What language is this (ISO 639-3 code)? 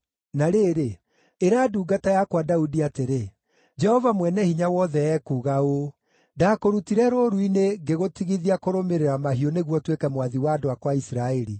kik